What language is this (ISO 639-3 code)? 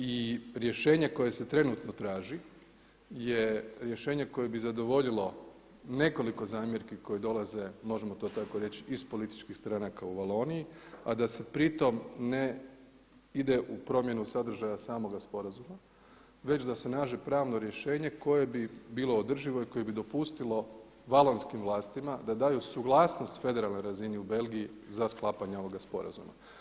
hrv